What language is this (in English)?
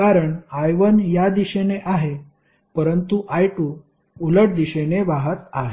Marathi